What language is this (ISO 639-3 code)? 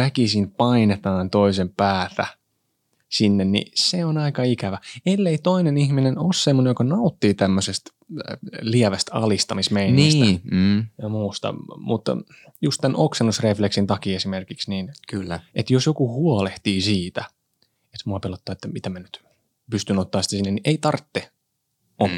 fin